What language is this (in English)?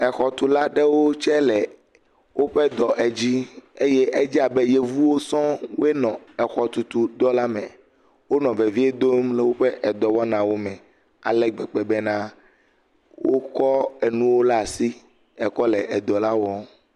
Ewe